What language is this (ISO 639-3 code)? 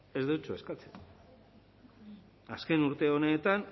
eus